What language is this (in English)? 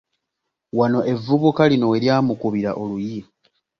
Ganda